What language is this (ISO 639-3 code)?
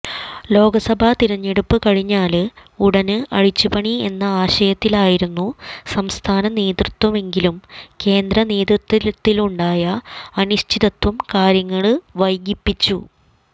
mal